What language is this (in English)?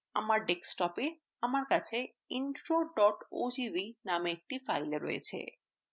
Bangla